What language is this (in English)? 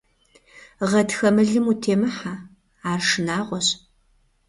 Kabardian